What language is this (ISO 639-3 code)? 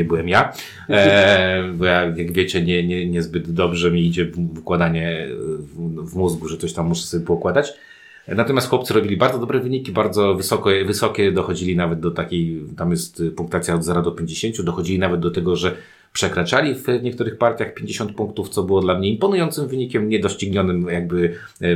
pol